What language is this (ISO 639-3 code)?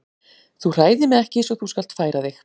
isl